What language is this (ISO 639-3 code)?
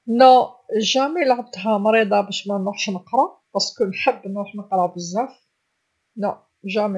arq